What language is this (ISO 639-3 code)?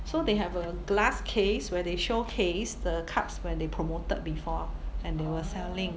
eng